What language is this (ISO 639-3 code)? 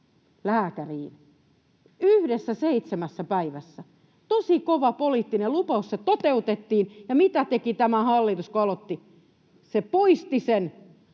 fin